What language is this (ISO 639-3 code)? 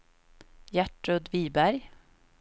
swe